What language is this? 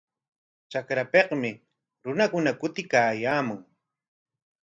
Corongo Ancash Quechua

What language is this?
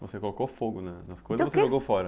Portuguese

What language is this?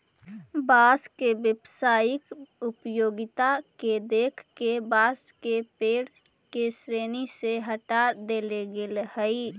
Magahi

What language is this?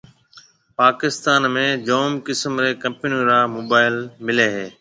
Marwari (Pakistan)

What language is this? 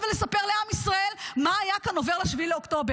Hebrew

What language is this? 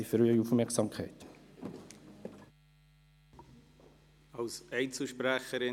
Swiss German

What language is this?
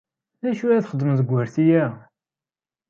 Kabyle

